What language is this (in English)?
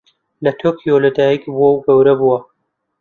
Central Kurdish